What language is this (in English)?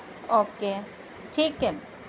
Urdu